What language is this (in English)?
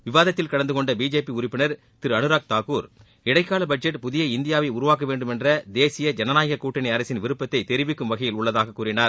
Tamil